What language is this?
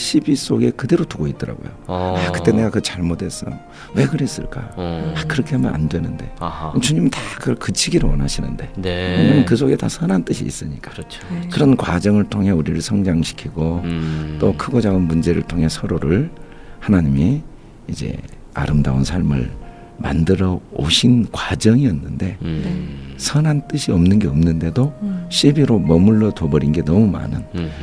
Korean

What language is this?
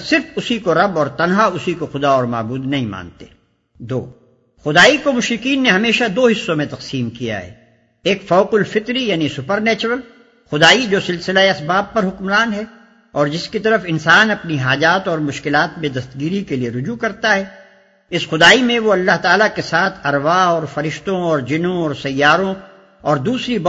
Urdu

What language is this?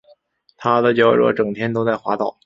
Chinese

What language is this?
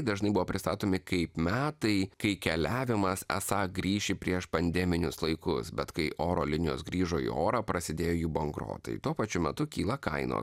Lithuanian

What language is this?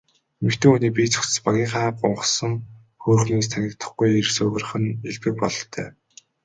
Mongolian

